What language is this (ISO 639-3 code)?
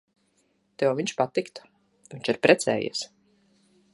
lav